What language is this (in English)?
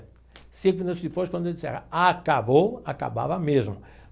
Portuguese